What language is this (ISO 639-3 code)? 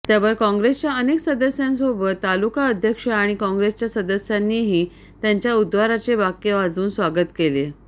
mar